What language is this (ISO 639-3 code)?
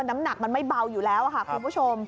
tha